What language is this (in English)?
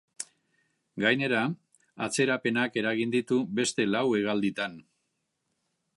Basque